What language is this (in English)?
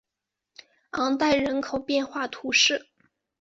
Chinese